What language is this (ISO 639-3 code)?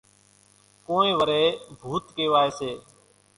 gjk